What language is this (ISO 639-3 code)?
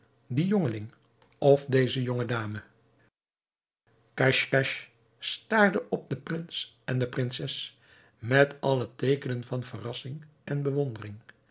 nld